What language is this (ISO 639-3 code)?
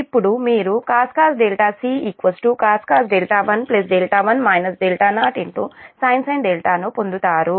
tel